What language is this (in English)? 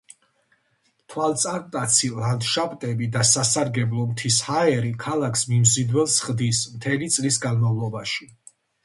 Georgian